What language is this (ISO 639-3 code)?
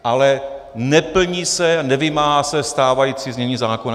ces